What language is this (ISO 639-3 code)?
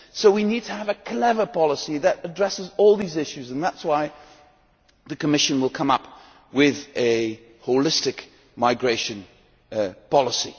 eng